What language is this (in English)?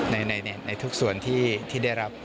Thai